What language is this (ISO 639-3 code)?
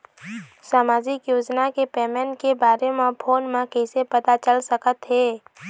hne